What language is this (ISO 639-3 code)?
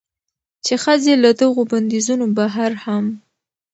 pus